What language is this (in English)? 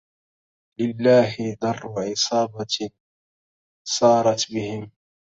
Arabic